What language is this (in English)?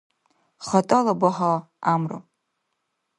Dargwa